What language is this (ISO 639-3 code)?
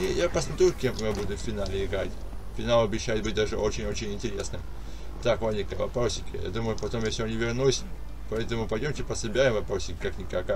rus